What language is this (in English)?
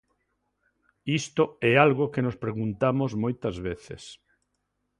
Galician